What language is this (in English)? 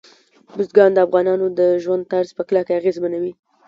Pashto